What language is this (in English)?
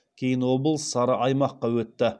Kazakh